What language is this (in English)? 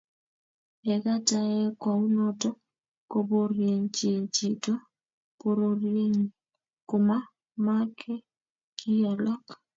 Kalenjin